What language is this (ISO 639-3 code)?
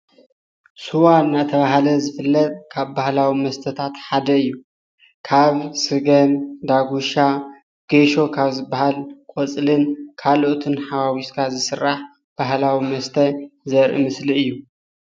tir